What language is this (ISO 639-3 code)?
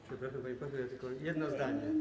pol